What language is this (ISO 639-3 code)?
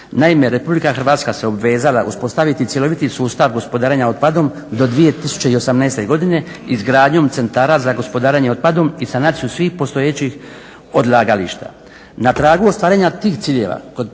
hrv